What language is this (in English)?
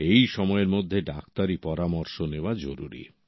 Bangla